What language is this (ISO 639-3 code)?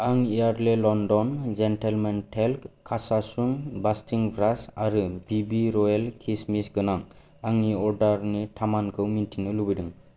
brx